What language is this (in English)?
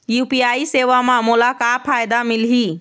Chhattisgarhi